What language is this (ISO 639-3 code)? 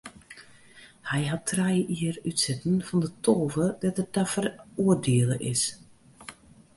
fry